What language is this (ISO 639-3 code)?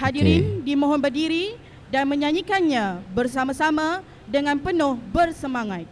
ind